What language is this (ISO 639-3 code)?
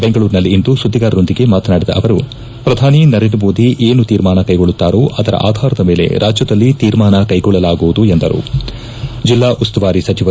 kan